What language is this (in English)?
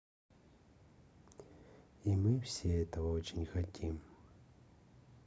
Russian